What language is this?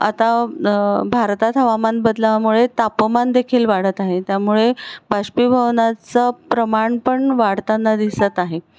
Marathi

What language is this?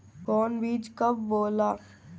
Bhojpuri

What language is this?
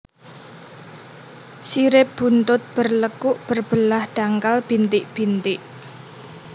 Javanese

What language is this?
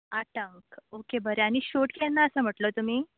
Konkani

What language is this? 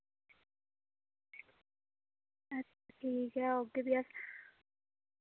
Dogri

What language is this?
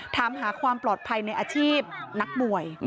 Thai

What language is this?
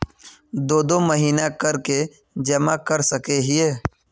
Magahi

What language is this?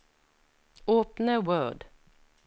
Norwegian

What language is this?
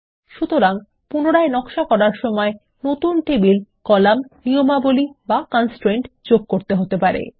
Bangla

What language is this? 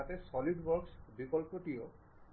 Bangla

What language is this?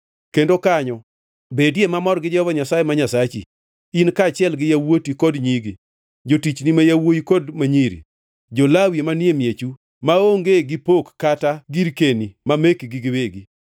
Luo (Kenya and Tanzania)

